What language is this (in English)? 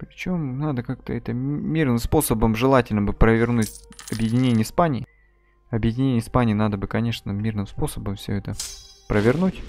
Russian